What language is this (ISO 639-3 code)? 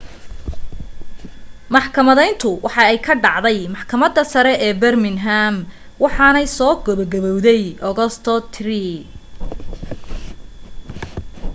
som